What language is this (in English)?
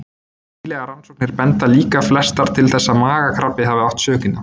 Icelandic